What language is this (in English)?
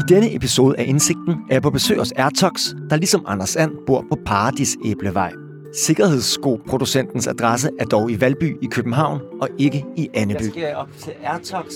Danish